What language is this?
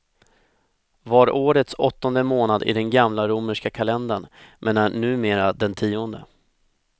Swedish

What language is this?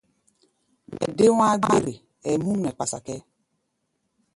Gbaya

